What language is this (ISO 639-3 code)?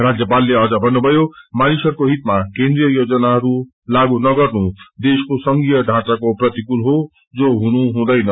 nep